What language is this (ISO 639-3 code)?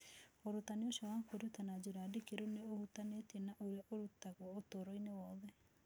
kik